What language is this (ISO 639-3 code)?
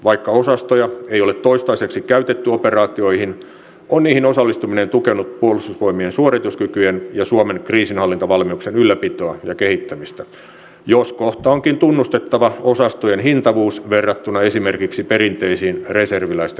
fin